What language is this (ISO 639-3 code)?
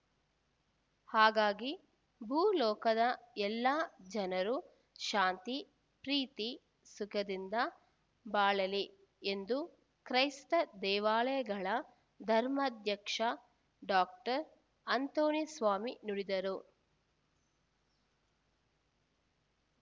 kan